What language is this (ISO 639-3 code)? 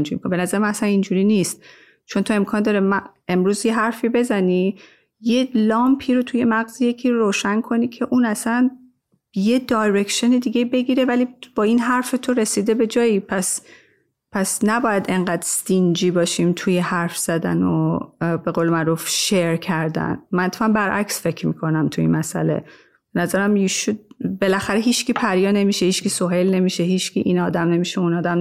fas